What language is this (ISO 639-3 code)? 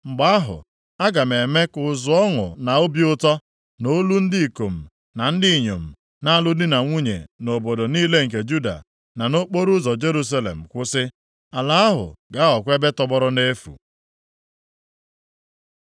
ibo